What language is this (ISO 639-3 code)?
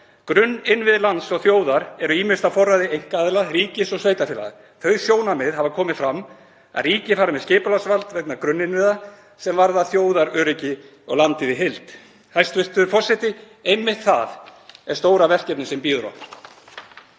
isl